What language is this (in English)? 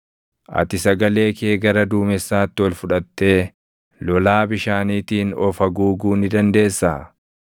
Oromo